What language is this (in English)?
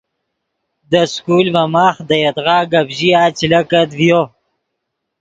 Yidgha